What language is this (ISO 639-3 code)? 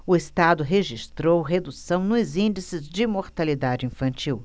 por